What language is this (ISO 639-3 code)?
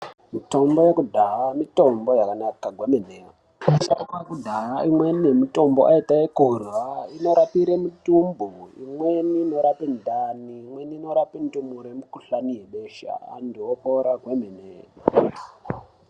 ndc